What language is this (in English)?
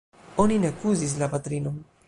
Esperanto